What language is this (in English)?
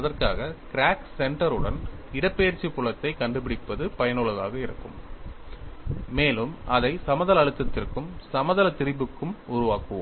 Tamil